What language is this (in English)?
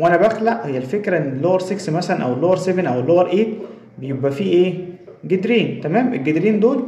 Arabic